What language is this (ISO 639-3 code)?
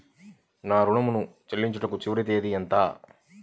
tel